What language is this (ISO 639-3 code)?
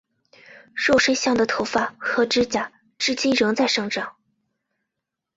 zho